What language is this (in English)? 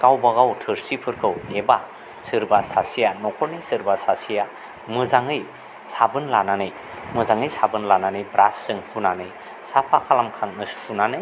Bodo